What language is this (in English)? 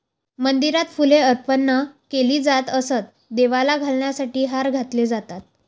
Marathi